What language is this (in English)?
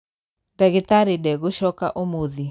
Kikuyu